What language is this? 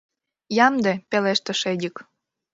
Mari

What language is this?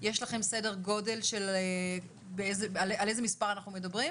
Hebrew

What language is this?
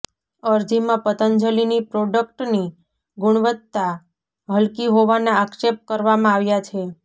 Gujarati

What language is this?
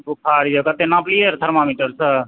Maithili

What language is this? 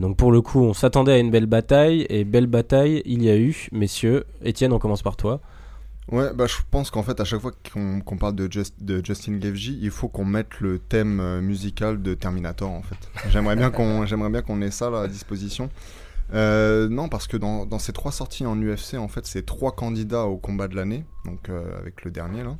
French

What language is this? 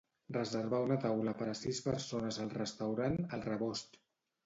Catalan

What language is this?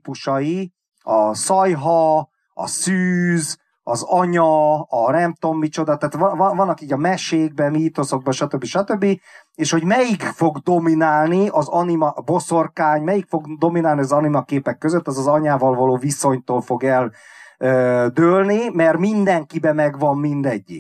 Hungarian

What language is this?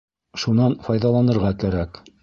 Bashkir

